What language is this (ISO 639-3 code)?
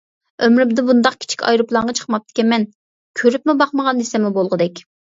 uig